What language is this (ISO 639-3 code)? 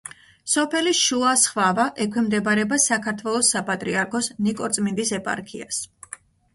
kat